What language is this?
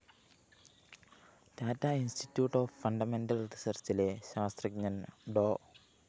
Malayalam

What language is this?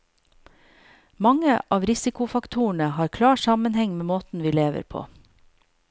Norwegian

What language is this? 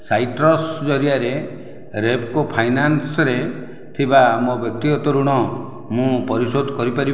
Odia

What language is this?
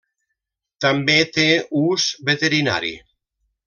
Catalan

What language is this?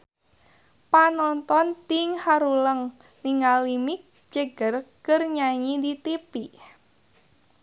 Sundanese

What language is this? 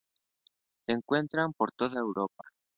Spanish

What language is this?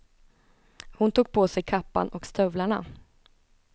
Swedish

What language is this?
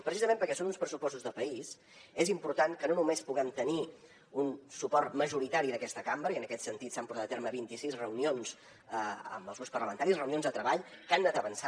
Catalan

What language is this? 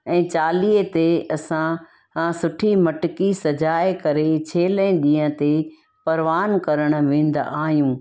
Sindhi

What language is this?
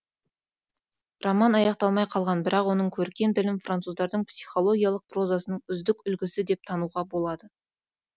Kazakh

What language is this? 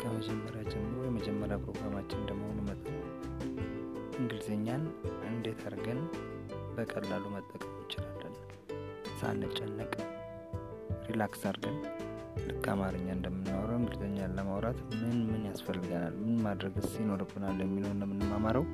Amharic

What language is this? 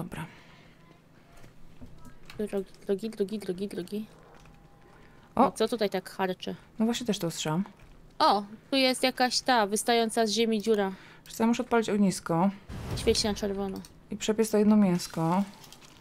Polish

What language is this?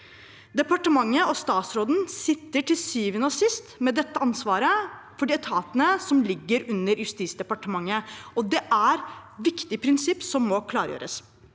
Norwegian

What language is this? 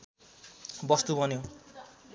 Nepali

